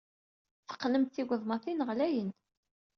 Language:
Kabyle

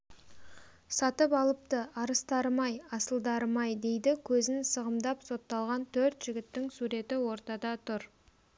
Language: Kazakh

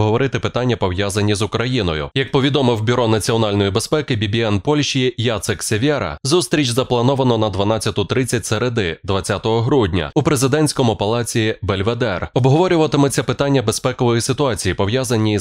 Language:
Ukrainian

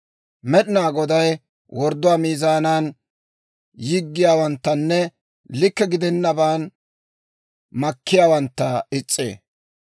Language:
Dawro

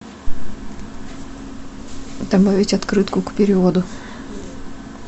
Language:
Russian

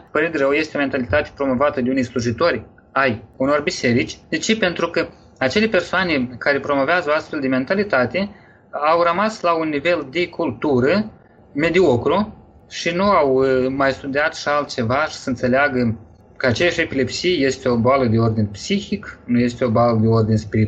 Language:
Romanian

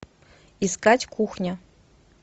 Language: Russian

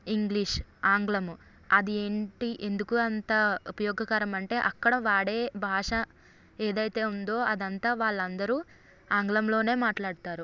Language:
Telugu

